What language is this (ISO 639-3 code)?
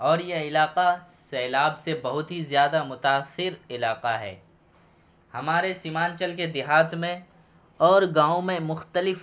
urd